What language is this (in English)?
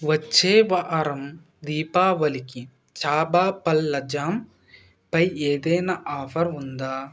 Telugu